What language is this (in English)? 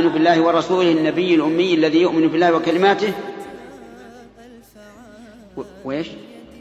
Arabic